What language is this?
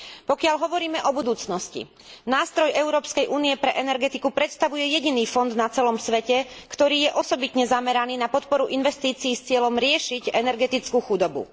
Slovak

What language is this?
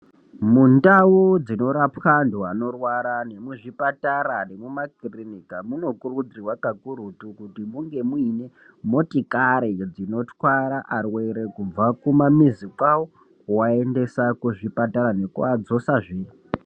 Ndau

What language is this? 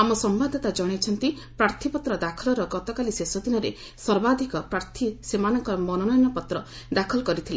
Odia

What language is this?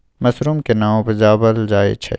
Maithili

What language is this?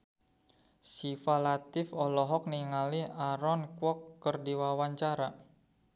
Sundanese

